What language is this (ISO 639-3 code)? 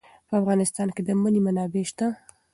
pus